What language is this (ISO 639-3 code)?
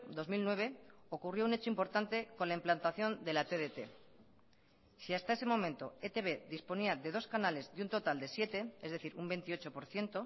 spa